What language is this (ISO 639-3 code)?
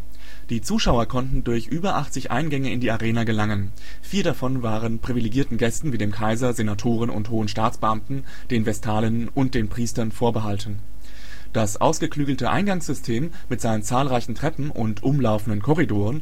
deu